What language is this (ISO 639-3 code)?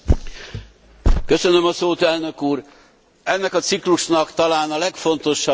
hun